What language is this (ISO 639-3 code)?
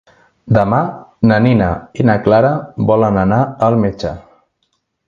cat